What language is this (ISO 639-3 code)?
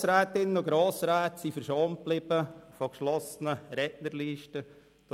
gsw